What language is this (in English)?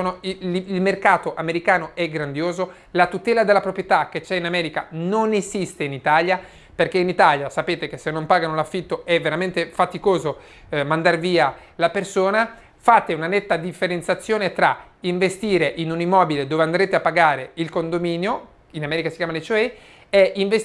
Italian